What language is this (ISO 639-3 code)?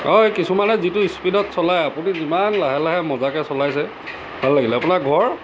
asm